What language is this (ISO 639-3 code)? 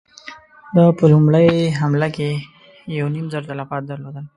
pus